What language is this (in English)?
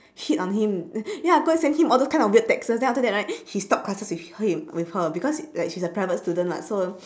English